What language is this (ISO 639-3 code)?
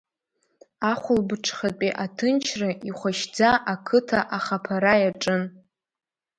abk